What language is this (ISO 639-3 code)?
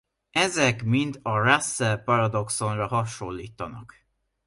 hun